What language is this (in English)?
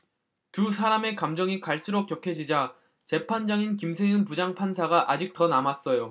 Korean